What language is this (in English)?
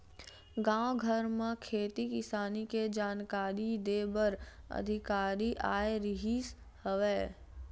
Chhattisgarhi